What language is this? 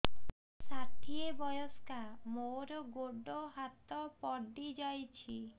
Odia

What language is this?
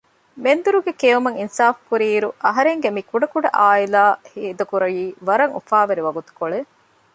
Divehi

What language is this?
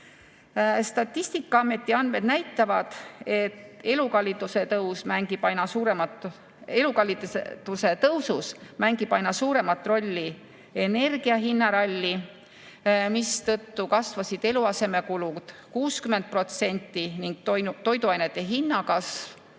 Estonian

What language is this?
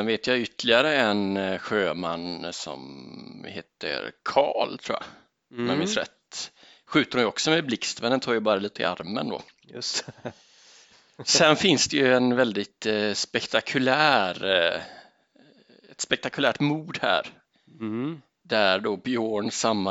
Swedish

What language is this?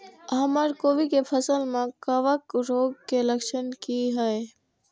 Maithili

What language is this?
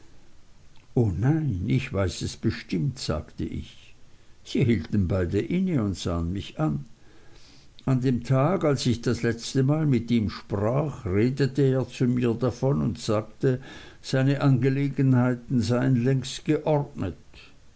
German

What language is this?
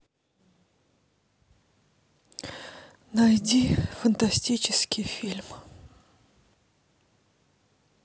Russian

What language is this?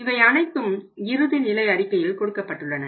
Tamil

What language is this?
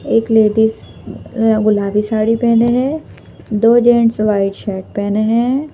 Hindi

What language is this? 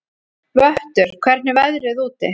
Icelandic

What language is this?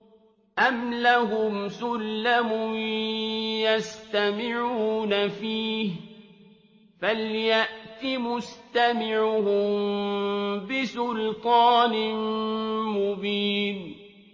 Arabic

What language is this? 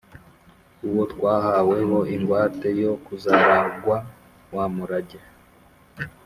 Kinyarwanda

